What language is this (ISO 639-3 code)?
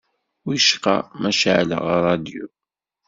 kab